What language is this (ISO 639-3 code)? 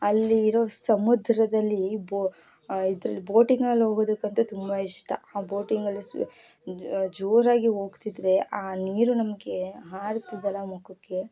kan